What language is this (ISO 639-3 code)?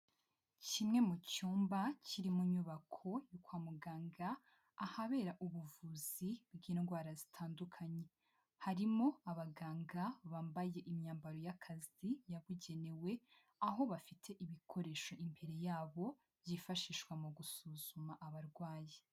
kin